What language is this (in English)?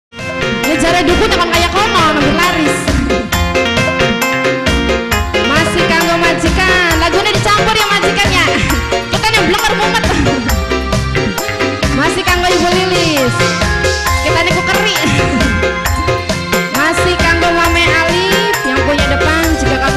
Indonesian